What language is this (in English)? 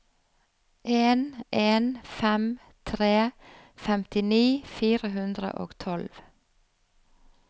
Norwegian